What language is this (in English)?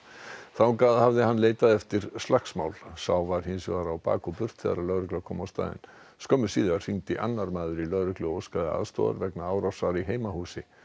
Icelandic